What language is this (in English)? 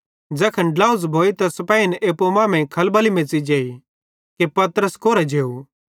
Bhadrawahi